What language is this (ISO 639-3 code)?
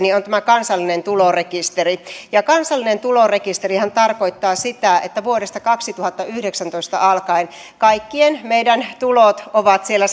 fin